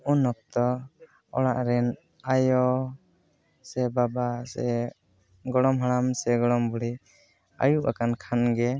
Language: Santali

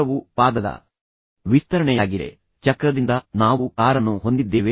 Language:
Kannada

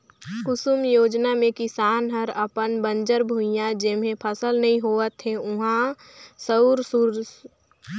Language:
Chhattisgarhi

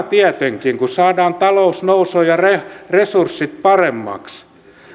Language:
Finnish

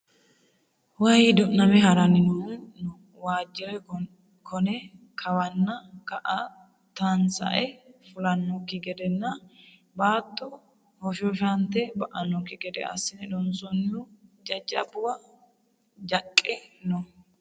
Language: Sidamo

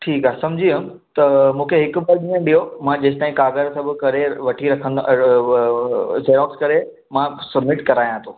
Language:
Sindhi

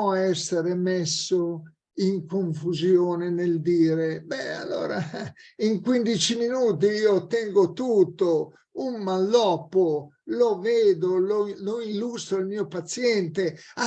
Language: Italian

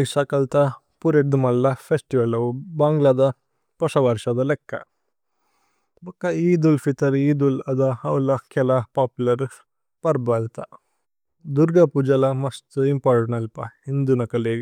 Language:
Tulu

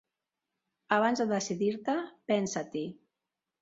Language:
Catalan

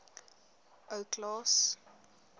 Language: Afrikaans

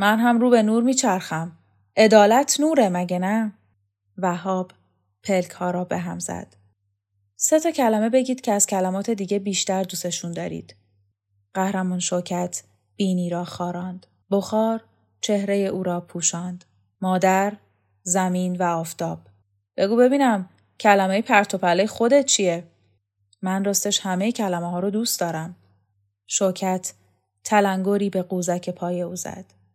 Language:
Persian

